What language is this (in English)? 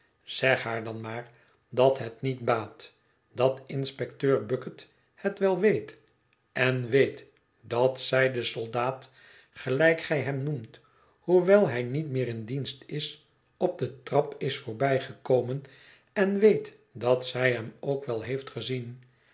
Dutch